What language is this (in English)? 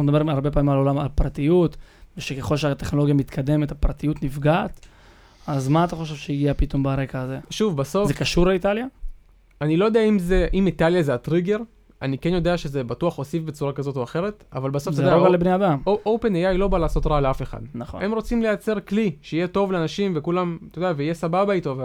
Hebrew